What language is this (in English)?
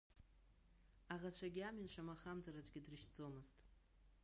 Abkhazian